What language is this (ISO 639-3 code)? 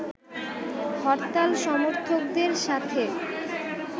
ben